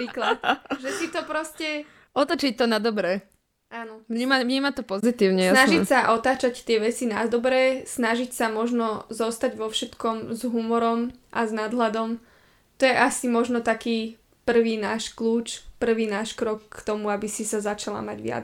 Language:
Slovak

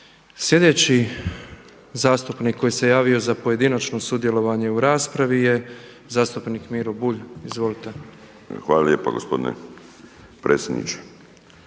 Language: Croatian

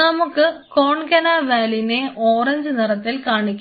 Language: Malayalam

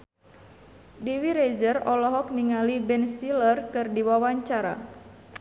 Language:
Sundanese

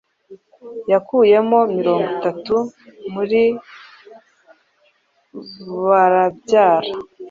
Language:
Kinyarwanda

